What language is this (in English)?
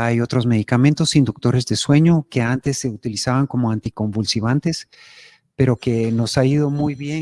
Spanish